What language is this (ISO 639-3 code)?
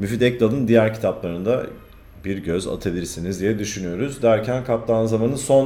tur